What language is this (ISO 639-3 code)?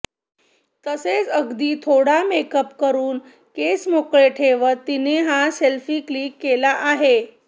mar